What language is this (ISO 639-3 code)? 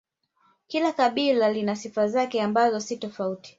swa